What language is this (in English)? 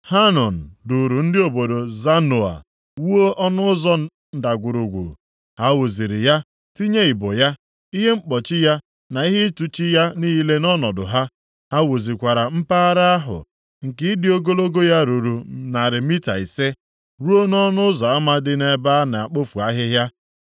Igbo